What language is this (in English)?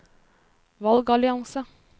Norwegian